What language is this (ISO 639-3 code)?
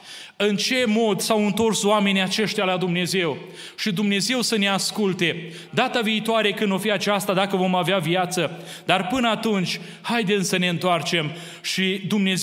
ron